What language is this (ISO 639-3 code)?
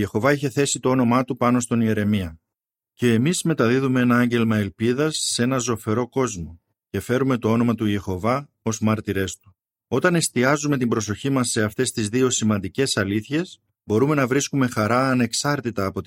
ell